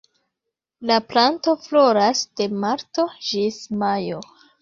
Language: Esperanto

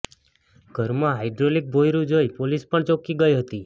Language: Gujarati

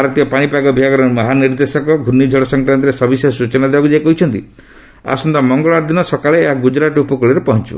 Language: Odia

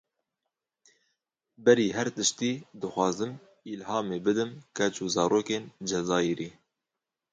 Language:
Kurdish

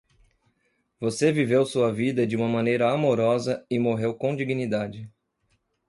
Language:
Portuguese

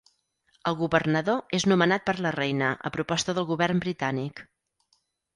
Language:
Catalan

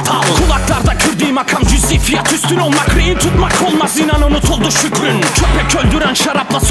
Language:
Turkish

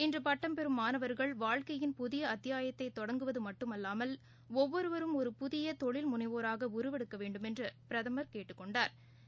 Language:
Tamil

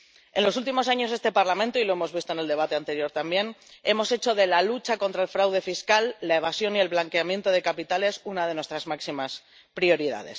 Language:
Spanish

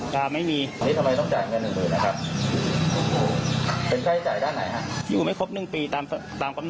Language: Thai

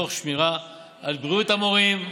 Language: Hebrew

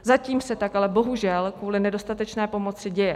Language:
Czech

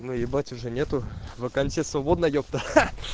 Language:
Russian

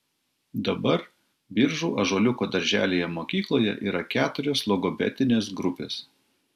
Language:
Lithuanian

